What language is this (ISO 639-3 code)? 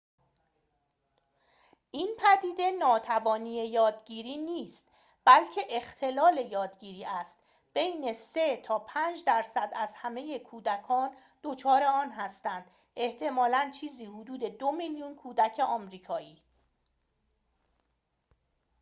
fas